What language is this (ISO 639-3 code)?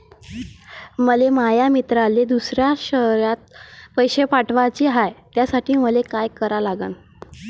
mar